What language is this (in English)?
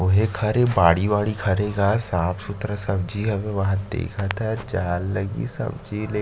Chhattisgarhi